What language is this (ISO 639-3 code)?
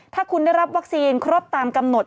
tha